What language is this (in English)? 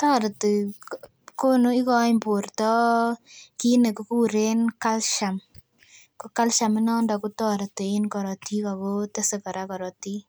Kalenjin